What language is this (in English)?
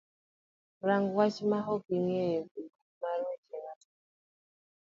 Luo (Kenya and Tanzania)